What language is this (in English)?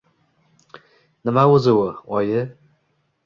Uzbek